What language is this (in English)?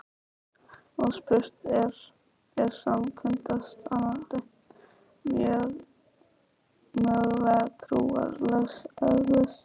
Icelandic